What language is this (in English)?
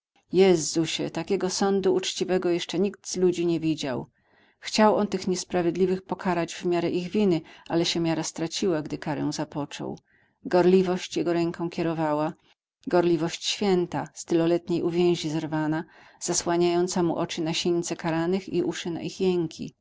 Polish